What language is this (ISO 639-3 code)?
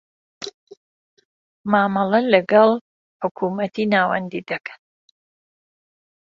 ckb